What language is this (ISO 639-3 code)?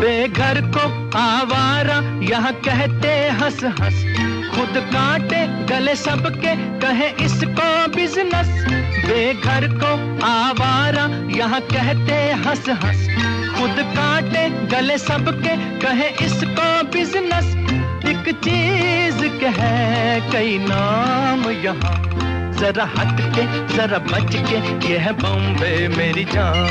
hin